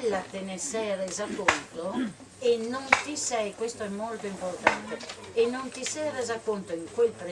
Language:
Italian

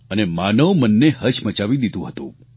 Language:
Gujarati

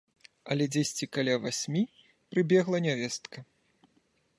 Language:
Belarusian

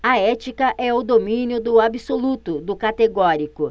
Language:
Portuguese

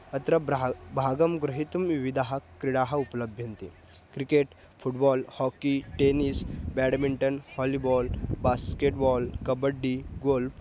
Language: Sanskrit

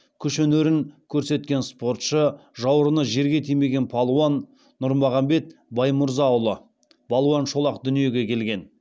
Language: Kazakh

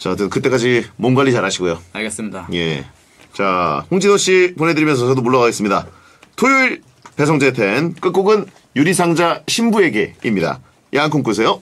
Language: Korean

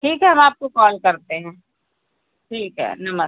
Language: Hindi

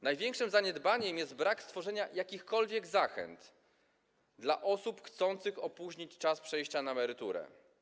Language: Polish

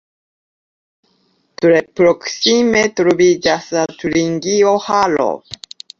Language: Esperanto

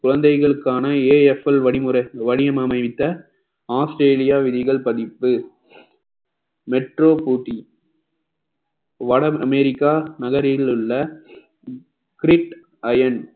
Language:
Tamil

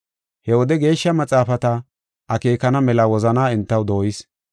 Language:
Gofa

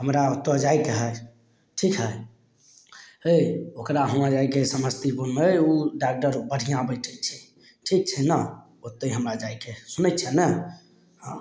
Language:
Maithili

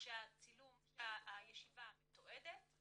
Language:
Hebrew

